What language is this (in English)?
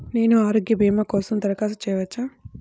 Telugu